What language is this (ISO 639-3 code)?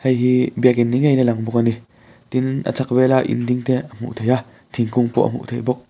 lus